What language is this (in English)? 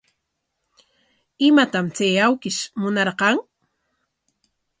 Corongo Ancash Quechua